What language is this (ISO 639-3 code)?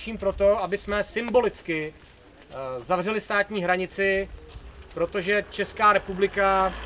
ces